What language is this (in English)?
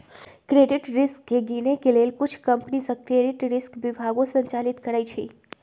Magahi